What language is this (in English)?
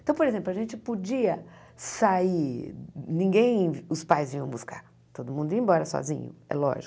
Portuguese